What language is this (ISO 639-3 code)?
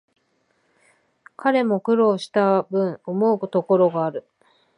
jpn